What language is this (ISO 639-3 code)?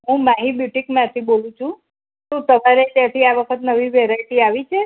guj